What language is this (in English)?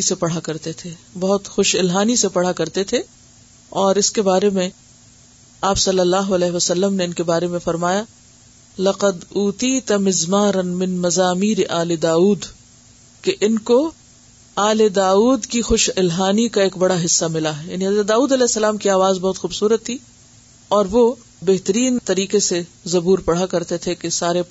Urdu